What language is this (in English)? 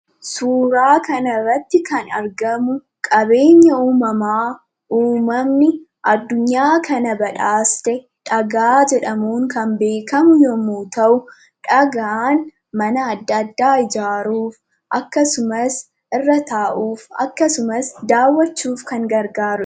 Oromo